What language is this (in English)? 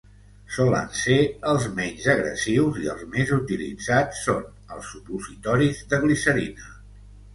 Catalan